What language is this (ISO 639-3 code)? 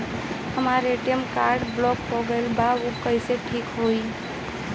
bho